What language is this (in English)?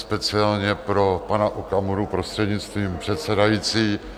Czech